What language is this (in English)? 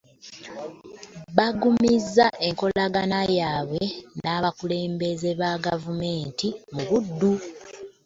Ganda